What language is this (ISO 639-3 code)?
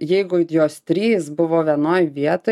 lit